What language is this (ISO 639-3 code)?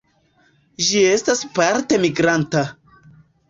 epo